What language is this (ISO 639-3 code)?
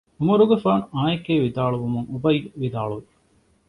div